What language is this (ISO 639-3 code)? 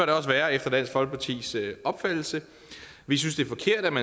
dan